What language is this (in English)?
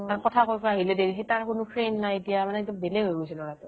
Assamese